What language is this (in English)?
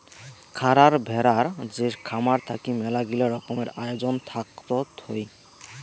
Bangla